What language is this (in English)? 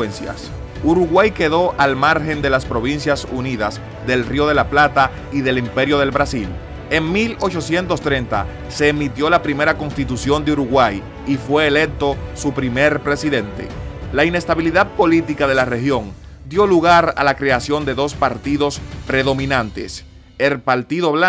Spanish